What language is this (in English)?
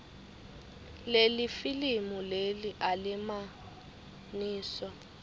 Swati